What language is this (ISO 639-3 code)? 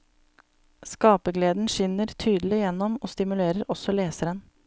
nor